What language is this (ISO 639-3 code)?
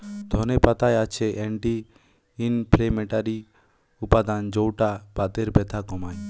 ben